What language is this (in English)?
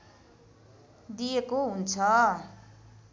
Nepali